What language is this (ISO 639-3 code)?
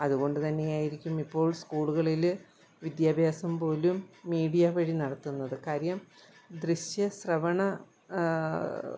mal